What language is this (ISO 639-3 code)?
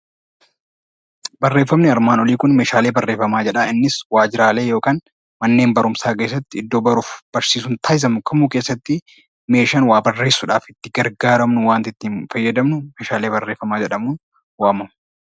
orm